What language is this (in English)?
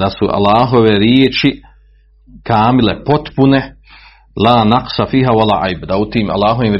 Croatian